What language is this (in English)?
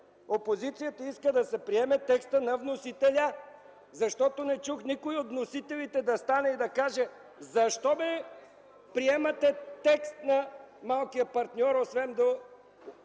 Bulgarian